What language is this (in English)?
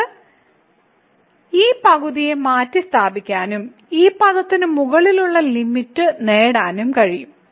Malayalam